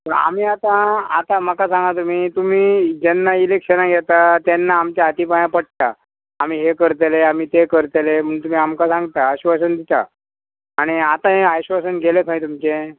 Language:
Konkani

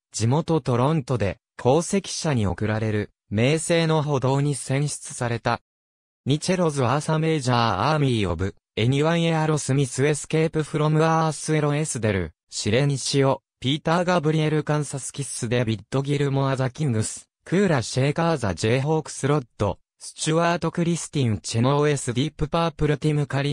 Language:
Japanese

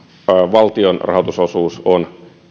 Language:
Finnish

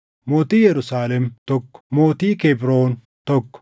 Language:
Oromo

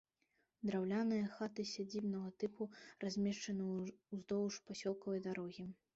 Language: Belarusian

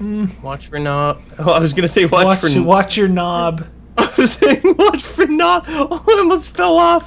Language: English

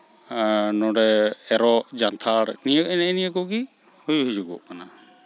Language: Santali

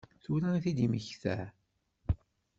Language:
Kabyle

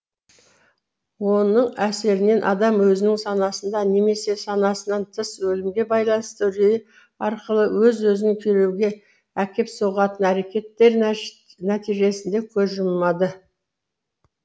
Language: Kazakh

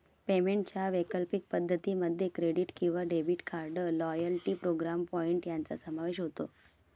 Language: Marathi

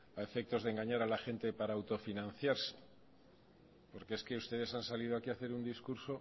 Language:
Spanish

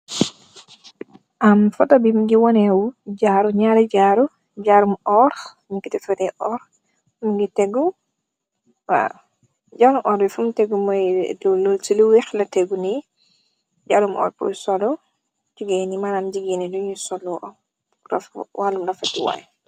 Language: Wolof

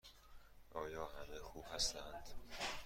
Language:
Persian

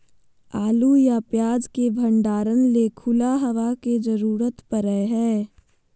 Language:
Magahi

